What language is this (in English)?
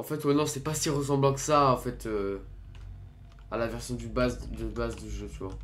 French